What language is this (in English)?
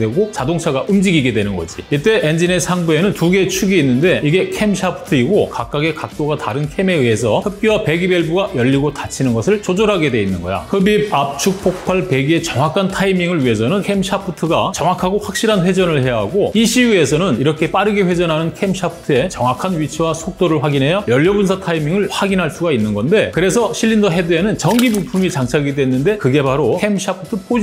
Korean